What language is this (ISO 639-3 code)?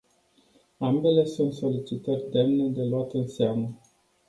ron